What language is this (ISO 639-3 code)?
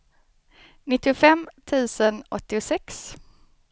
swe